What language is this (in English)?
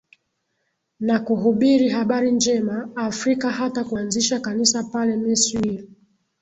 Swahili